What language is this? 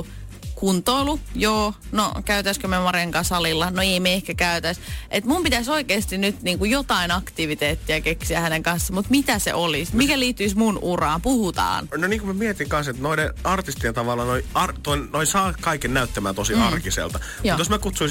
Finnish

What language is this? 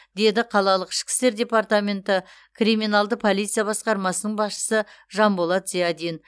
Kazakh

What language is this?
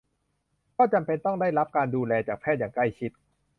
Thai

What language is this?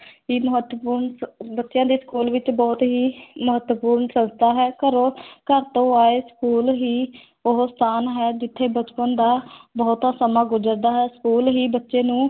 Punjabi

